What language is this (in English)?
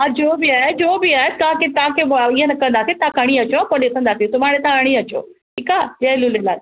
Sindhi